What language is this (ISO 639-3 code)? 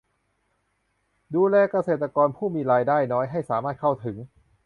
tha